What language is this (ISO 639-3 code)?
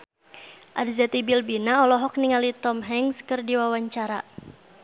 sun